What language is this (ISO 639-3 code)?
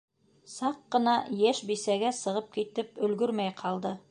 bak